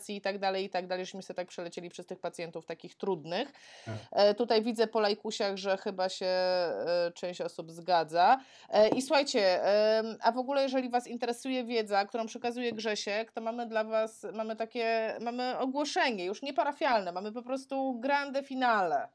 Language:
Polish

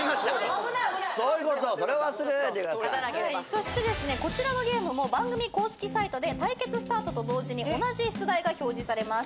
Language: Japanese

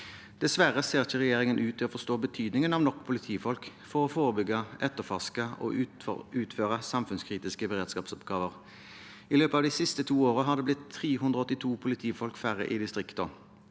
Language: Norwegian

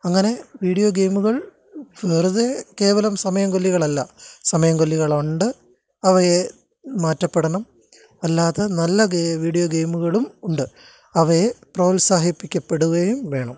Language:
Malayalam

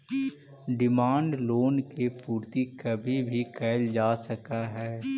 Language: Magahi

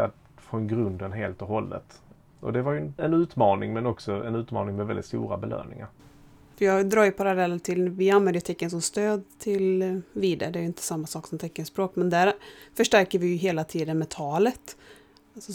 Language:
Swedish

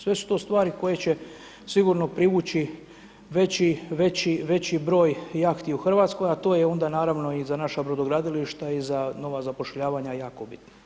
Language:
Croatian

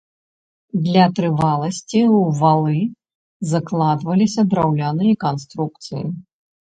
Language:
Belarusian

